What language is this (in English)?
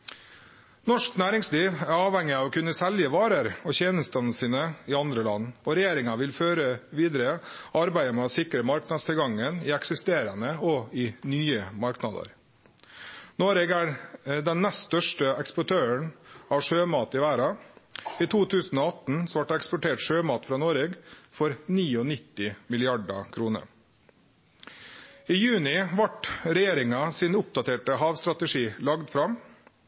Norwegian Nynorsk